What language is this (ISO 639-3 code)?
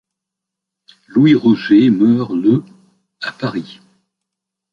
fra